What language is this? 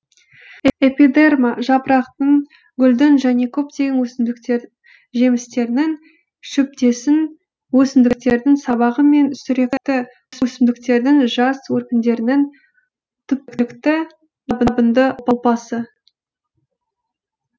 Kazakh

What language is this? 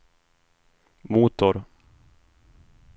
Swedish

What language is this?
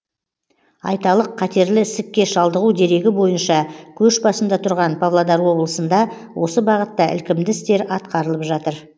Kazakh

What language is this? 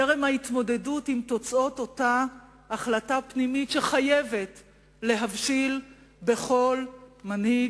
Hebrew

